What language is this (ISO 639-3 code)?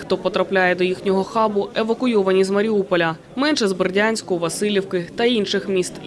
ukr